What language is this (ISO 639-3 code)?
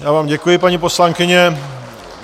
ces